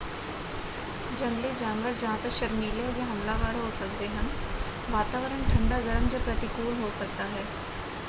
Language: Punjabi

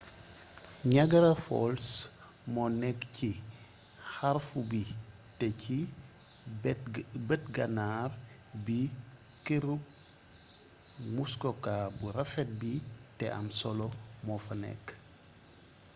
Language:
Wolof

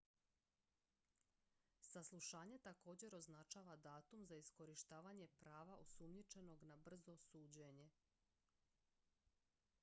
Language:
Croatian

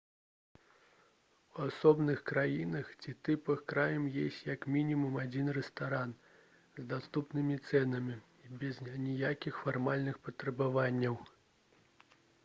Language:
Belarusian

